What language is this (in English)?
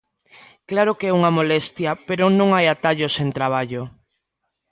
Galician